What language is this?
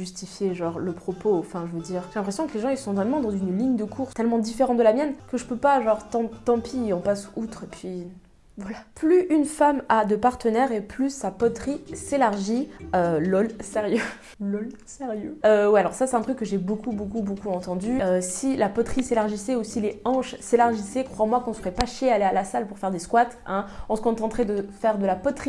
French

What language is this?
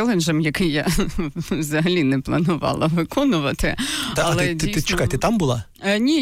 Ukrainian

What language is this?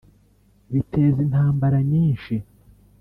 Kinyarwanda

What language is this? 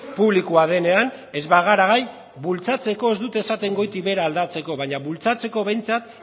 Basque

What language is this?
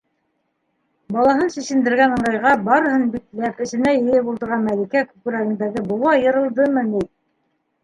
Bashkir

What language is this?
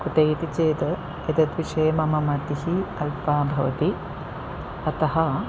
Sanskrit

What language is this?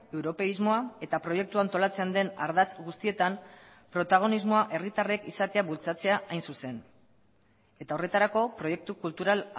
Basque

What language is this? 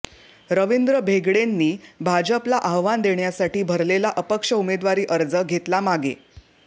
Marathi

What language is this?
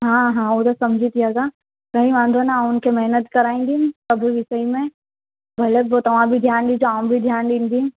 Sindhi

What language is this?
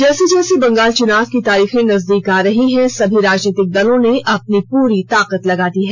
Hindi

